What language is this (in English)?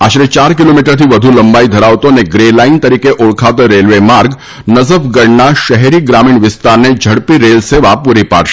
Gujarati